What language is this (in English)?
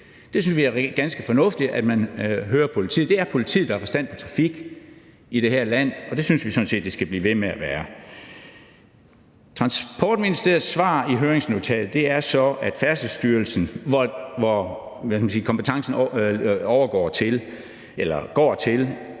Danish